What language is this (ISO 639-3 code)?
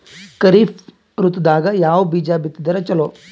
kan